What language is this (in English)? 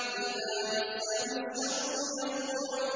Arabic